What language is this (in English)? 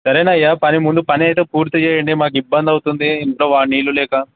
Telugu